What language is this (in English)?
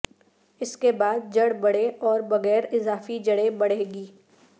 Urdu